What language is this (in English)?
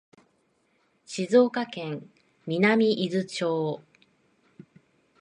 Japanese